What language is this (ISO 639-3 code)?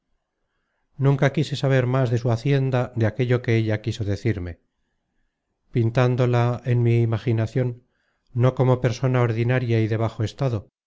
spa